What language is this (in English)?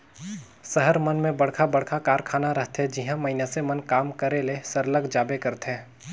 Chhattisgarhi